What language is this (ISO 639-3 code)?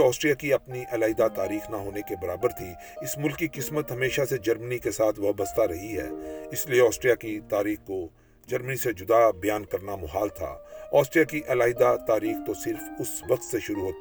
urd